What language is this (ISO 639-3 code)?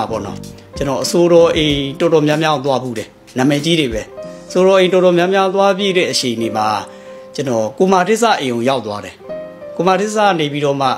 tha